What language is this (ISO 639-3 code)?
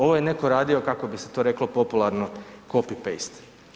hrv